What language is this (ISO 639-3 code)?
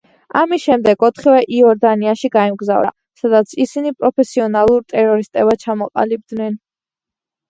kat